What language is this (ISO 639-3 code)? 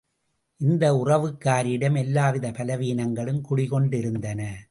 tam